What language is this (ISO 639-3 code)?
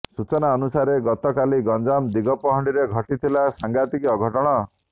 ori